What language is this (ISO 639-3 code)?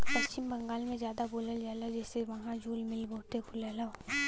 bho